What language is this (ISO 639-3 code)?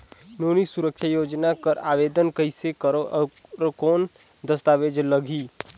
hne